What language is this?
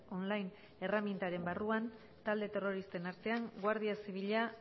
Basque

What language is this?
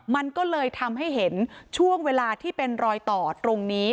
Thai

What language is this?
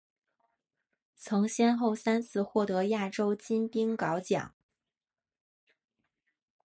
Chinese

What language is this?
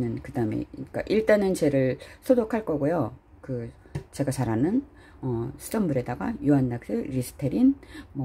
Korean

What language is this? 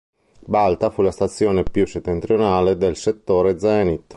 Italian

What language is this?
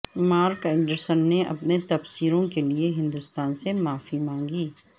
Urdu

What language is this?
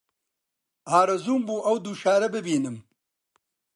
Central Kurdish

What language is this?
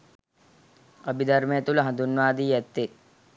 Sinhala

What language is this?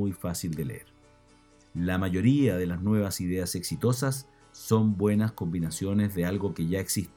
Spanish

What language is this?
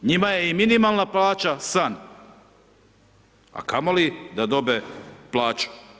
Croatian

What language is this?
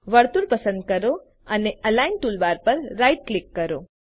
Gujarati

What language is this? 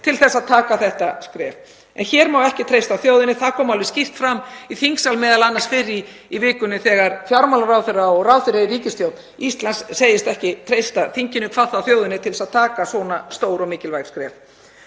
Icelandic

